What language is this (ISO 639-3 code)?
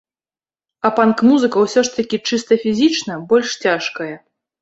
bel